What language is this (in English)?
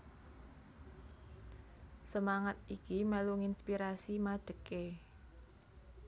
Javanese